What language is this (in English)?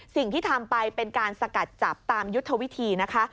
Thai